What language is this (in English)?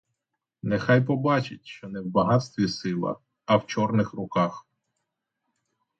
Ukrainian